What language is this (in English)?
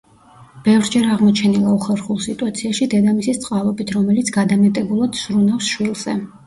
Georgian